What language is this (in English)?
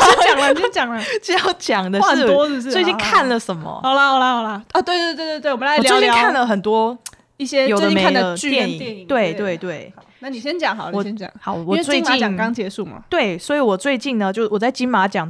Chinese